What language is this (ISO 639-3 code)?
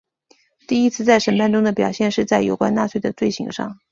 zho